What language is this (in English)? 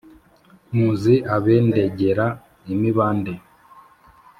Kinyarwanda